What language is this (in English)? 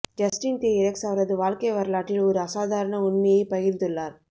Tamil